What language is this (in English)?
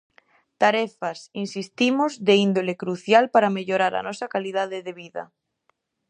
Galician